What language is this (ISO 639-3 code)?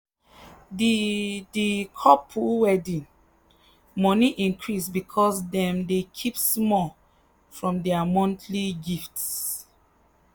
pcm